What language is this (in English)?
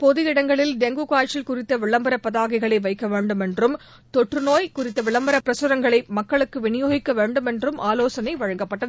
Tamil